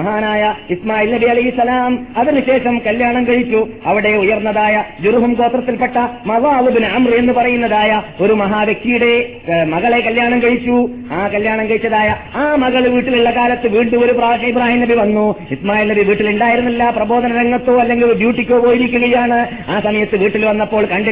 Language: Malayalam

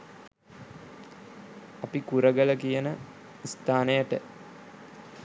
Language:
Sinhala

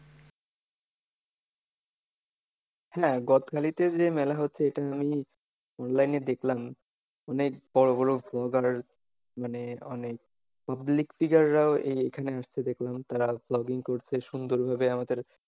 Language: Bangla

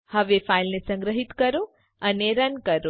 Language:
Gujarati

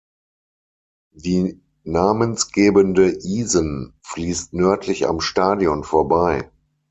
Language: German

